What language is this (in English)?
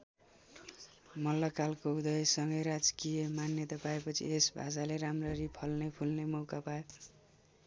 Nepali